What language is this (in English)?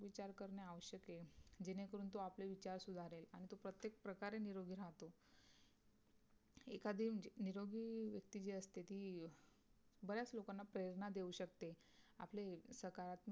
Marathi